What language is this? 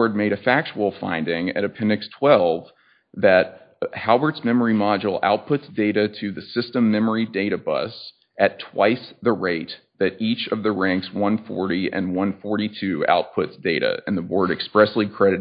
English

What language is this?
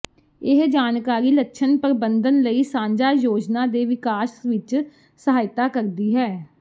Punjabi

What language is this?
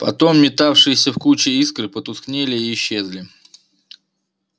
Russian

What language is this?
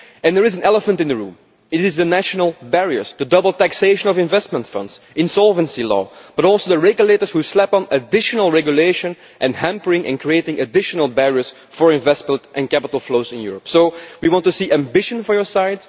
English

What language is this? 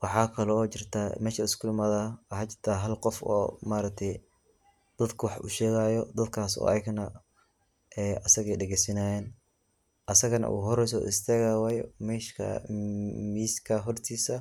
Somali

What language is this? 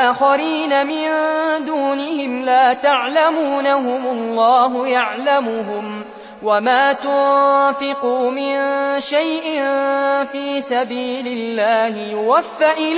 Arabic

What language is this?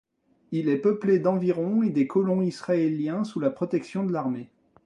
French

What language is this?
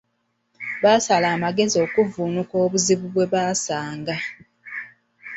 Ganda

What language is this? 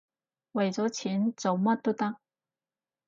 Cantonese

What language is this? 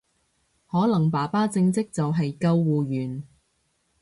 Cantonese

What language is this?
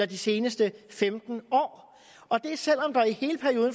Danish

